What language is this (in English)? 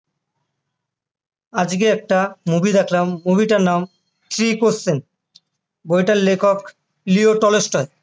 Bangla